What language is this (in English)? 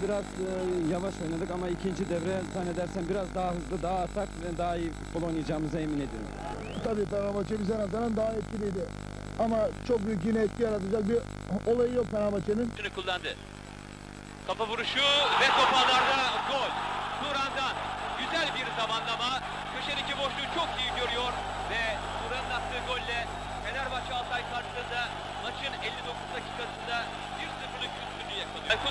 Turkish